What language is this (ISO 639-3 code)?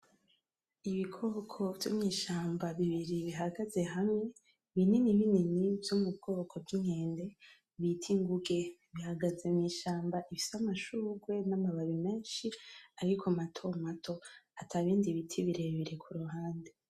run